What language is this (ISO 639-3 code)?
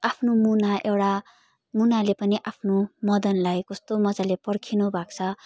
nep